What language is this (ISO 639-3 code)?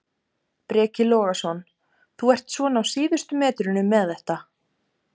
isl